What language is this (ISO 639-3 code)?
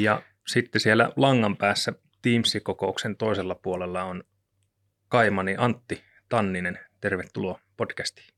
fin